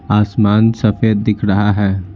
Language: Hindi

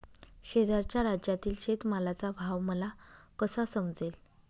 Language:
Marathi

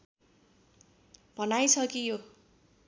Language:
Nepali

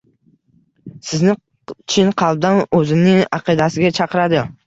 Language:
Uzbek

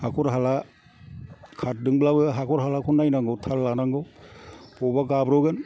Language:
Bodo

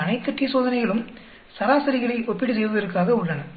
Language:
Tamil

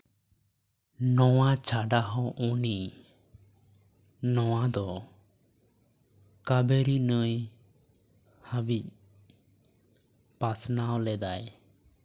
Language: Santali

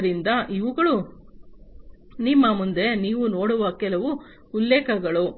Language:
Kannada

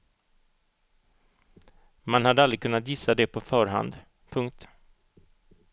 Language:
Swedish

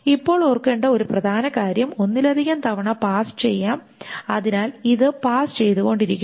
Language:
Malayalam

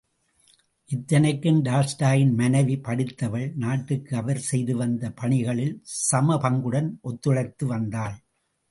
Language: Tamil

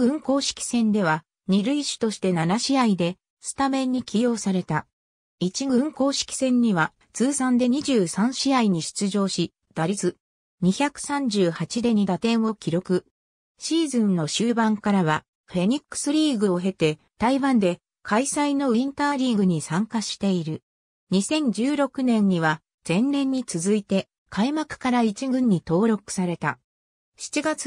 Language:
Japanese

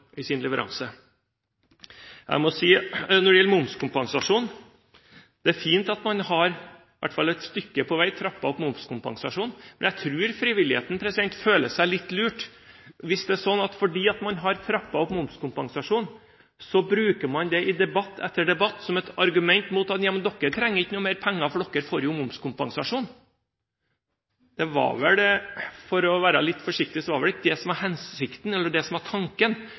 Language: Norwegian Bokmål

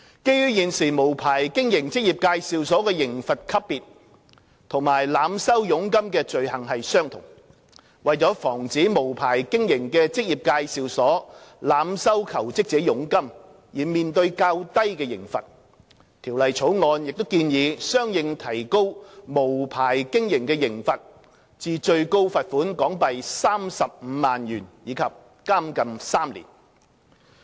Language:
Cantonese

